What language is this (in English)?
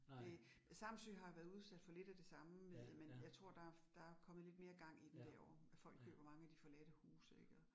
Danish